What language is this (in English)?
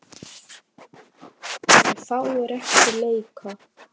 Icelandic